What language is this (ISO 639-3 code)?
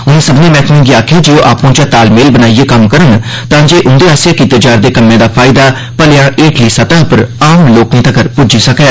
doi